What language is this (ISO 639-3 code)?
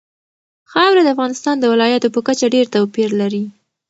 pus